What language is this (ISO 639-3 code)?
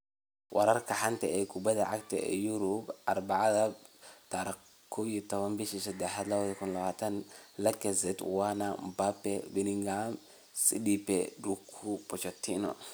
som